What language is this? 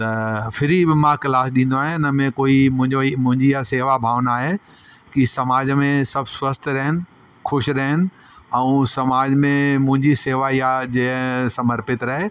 Sindhi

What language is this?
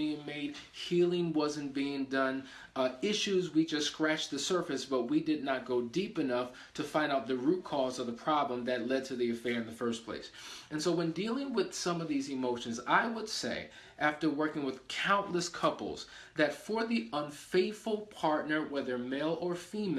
English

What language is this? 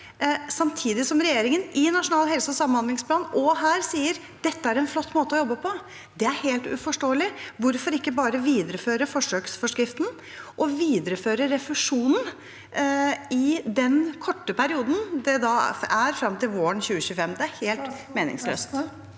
Norwegian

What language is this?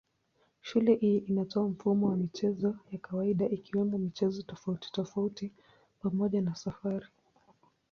Swahili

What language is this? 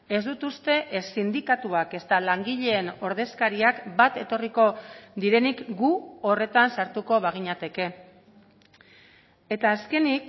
Basque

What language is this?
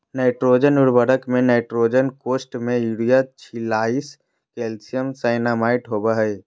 Magahi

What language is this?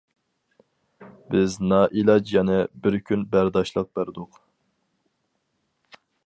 Uyghur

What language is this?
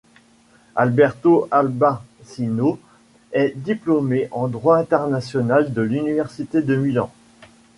French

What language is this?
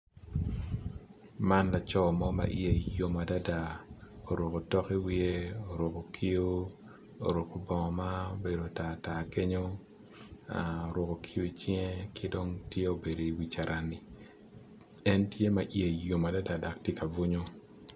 Acoli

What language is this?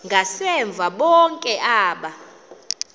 Xhosa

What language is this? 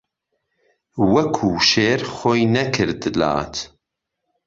Central Kurdish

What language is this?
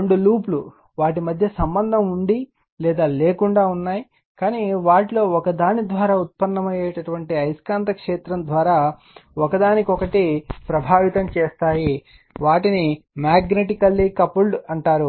Telugu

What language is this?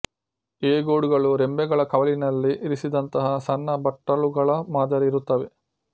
Kannada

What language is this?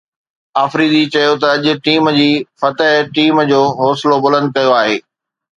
Sindhi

